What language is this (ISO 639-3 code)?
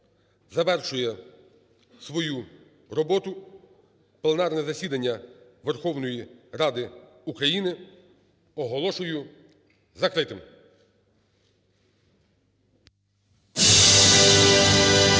ukr